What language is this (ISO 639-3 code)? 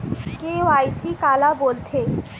hne